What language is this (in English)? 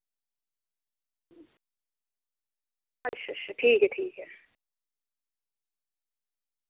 Dogri